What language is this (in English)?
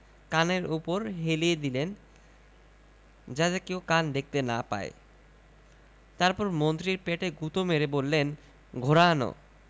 Bangla